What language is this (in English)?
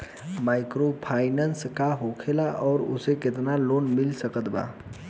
Bhojpuri